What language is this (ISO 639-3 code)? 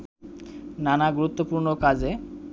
ben